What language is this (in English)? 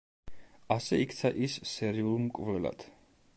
Georgian